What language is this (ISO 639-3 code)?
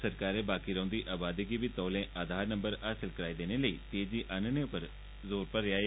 doi